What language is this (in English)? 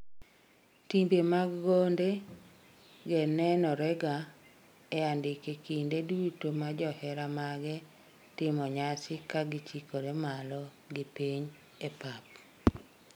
Luo (Kenya and Tanzania)